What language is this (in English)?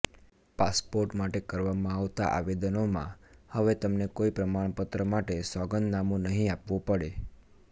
Gujarati